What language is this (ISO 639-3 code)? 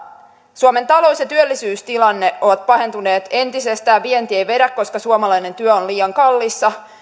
fin